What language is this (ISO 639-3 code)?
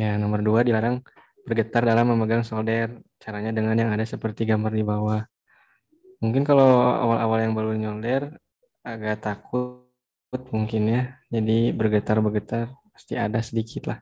ind